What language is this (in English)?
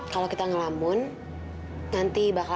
Indonesian